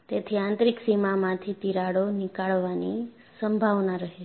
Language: Gujarati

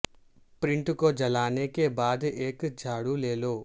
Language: Urdu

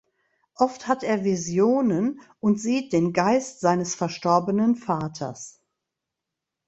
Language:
German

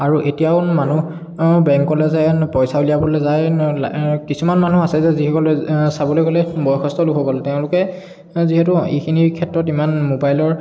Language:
Assamese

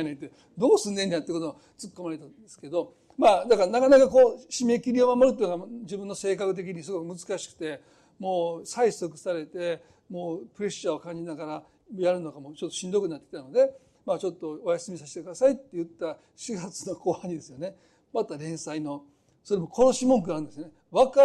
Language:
Japanese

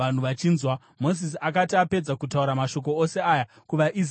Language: Shona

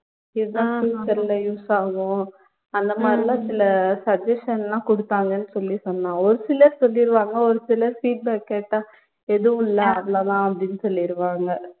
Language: Tamil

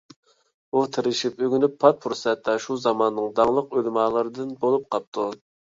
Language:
Uyghur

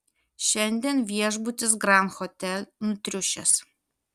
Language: Lithuanian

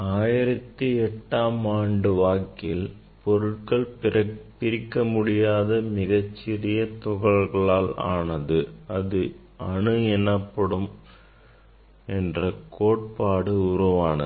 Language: Tamil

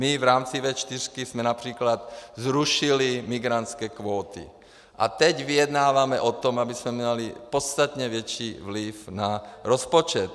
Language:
Czech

